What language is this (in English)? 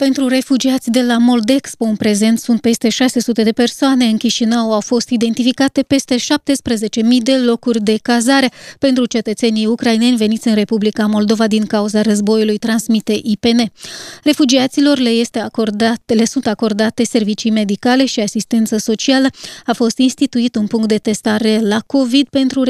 Romanian